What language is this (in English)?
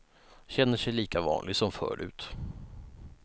Swedish